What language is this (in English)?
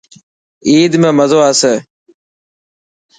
Dhatki